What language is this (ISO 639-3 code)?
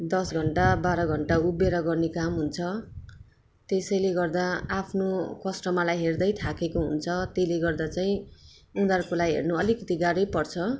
nep